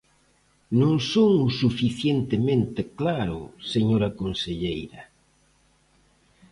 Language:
Galician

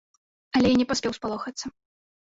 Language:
Belarusian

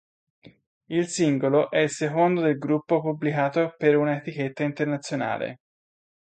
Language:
Italian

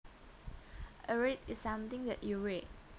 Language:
Javanese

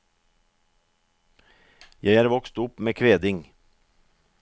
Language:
Norwegian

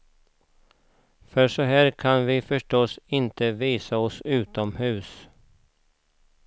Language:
Swedish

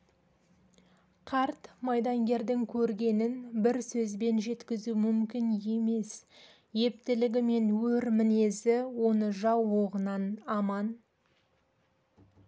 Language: Kazakh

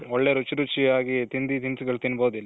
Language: Kannada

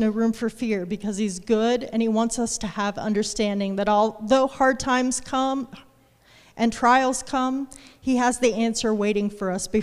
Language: English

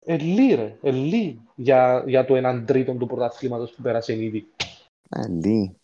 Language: Greek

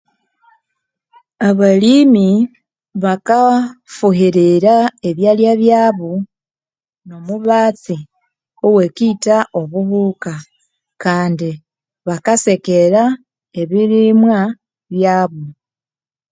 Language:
Konzo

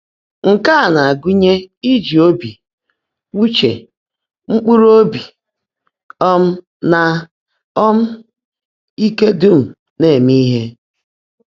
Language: Igbo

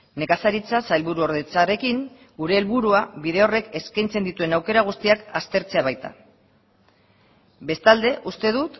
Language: Basque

